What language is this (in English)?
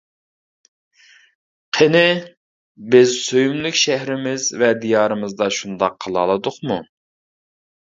Uyghur